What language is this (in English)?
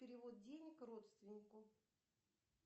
Russian